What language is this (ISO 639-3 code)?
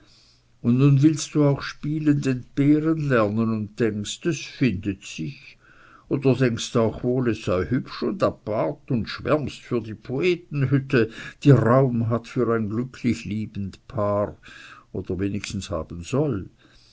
deu